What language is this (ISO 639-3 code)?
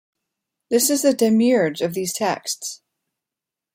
eng